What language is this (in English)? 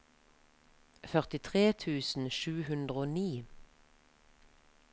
Norwegian